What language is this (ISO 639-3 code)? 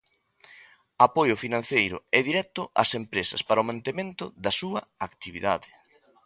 glg